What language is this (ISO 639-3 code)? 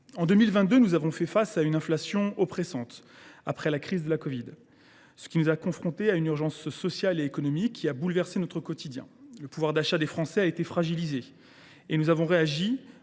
fra